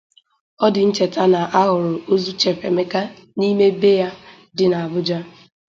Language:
Igbo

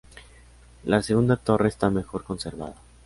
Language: Spanish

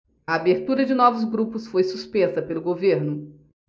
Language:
Portuguese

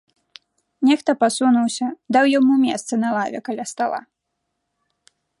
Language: Belarusian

